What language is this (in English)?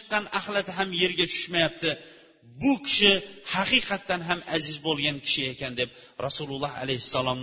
Bulgarian